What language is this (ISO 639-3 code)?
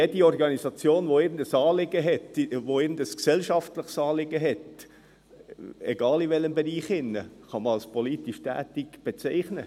gsw